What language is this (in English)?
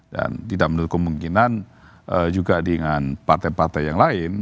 Indonesian